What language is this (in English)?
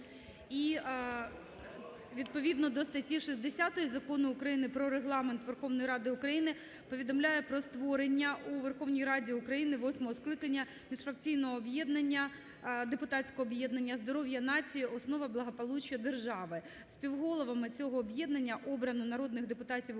Ukrainian